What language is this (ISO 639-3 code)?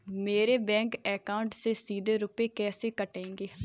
hin